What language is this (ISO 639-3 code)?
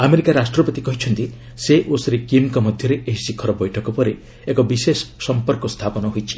ori